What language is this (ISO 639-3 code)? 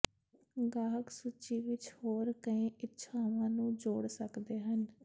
pan